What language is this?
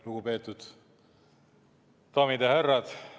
Estonian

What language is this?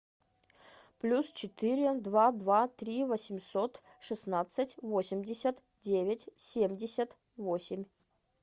Russian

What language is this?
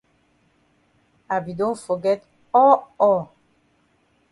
Cameroon Pidgin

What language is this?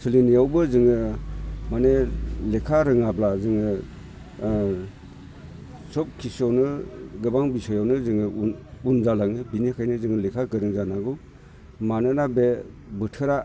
Bodo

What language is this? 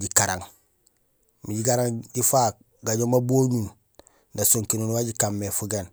Gusilay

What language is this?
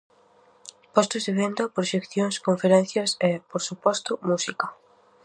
Galician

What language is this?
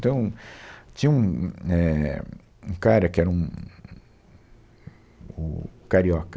Portuguese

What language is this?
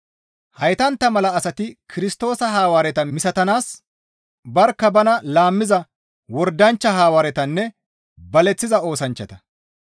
Gamo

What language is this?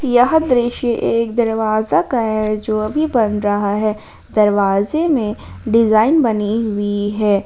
Hindi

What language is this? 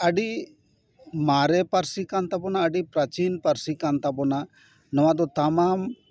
Santali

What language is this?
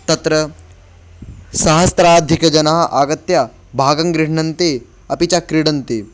Sanskrit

